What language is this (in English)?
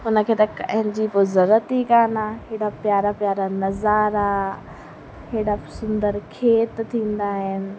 Sindhi